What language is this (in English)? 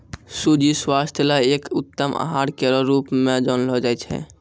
Maithili